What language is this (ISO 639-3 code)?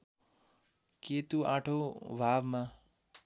nep